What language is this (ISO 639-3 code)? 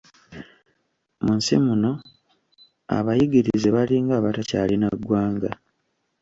lug